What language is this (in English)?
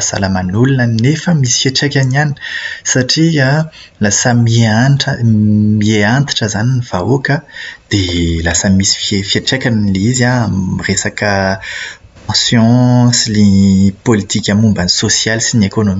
Malagasy